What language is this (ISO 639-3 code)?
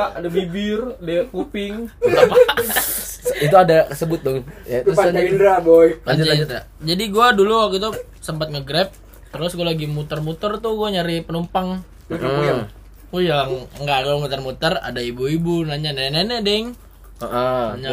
ind